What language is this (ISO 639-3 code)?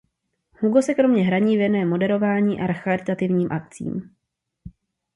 ces